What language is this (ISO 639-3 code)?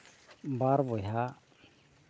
sat